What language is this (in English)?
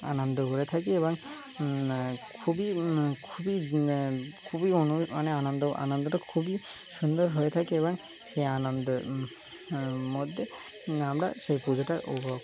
Bangla